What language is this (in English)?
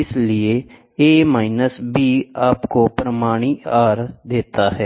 Hindi